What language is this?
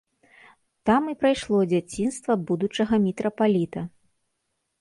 Belarusian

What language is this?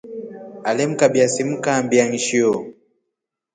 Rombo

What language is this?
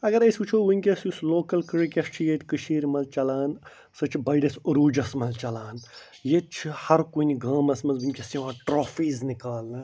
Kashmiri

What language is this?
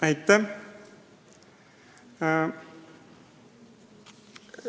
Estonian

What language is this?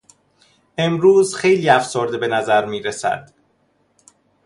Persian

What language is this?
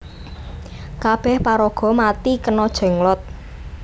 Javanese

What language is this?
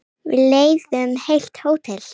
Icelandic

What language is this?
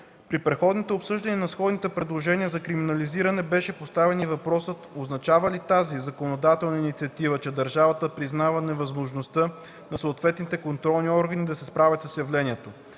Bulgarian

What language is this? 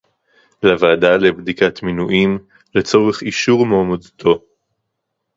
Hebrew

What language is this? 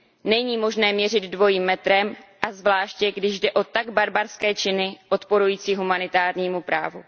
Czech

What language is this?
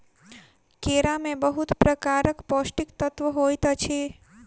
Maithili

